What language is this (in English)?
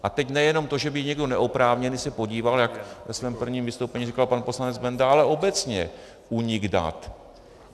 Czech